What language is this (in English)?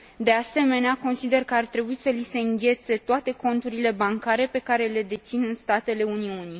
Romanian